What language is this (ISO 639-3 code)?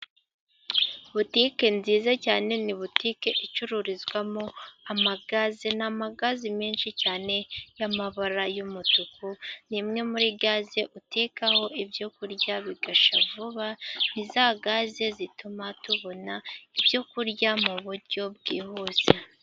kin